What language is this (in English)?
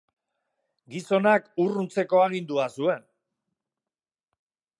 Basque